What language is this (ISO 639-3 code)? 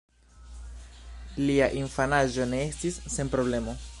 epo